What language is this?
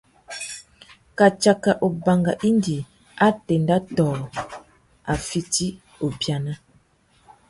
Tuki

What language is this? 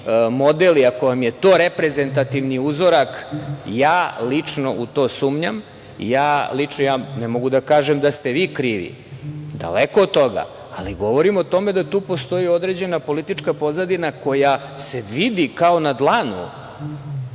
Serbian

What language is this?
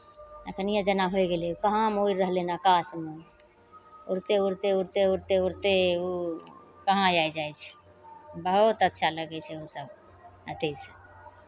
Maithili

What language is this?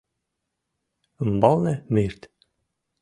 Mari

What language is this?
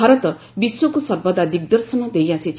Odia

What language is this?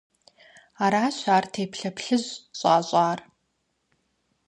Kabardian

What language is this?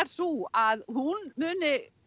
Icelandic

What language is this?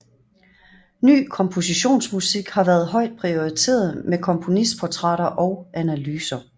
Danish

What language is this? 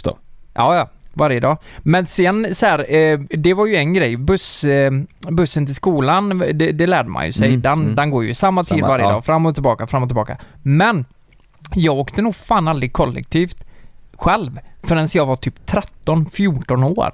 Swedish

